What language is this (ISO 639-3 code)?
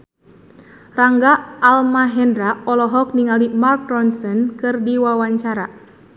sun